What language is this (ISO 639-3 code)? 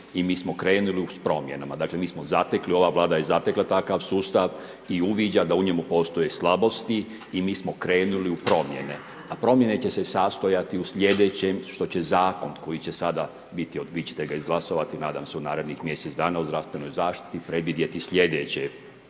hrv